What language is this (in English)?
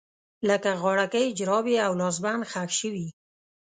Pashto